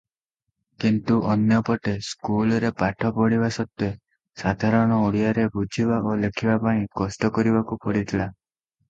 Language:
Odia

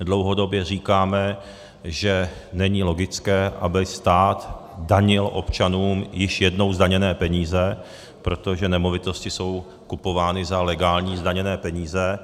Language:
Czech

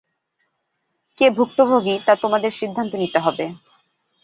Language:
Bangla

